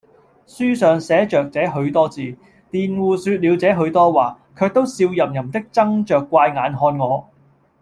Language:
Cantonese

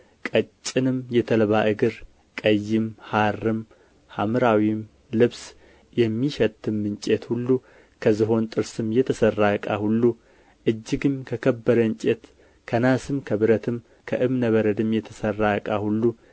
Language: Amharic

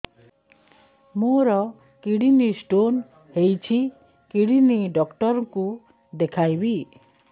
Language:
Odia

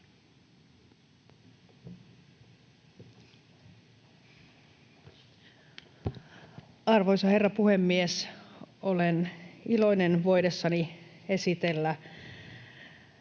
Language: Finnish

